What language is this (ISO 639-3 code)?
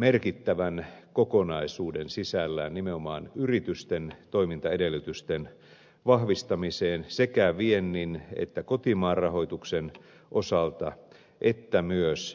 fin